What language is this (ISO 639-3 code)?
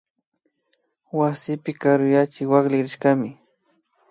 qvi